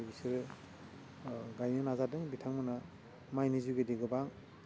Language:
Bodo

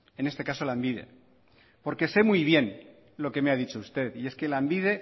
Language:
Spanish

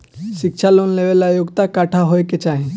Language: Bhojpuri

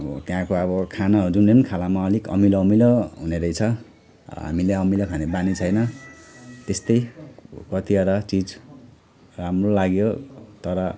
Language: Nepali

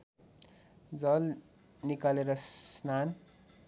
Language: Nepali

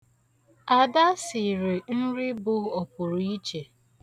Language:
Igbo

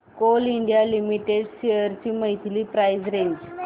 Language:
Marathi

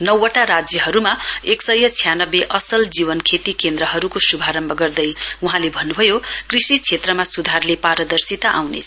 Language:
Nepali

